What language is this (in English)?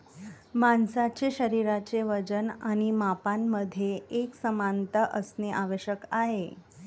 Marathi